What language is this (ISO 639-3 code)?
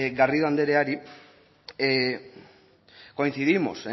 eus